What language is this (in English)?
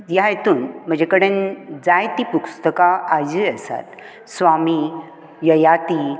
Konkani